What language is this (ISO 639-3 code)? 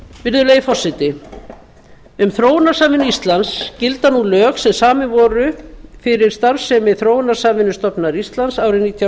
isl